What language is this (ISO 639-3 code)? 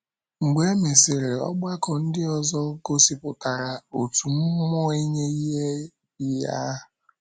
ibo